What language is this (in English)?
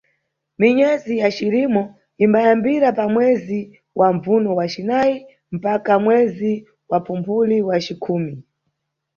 Nyungwe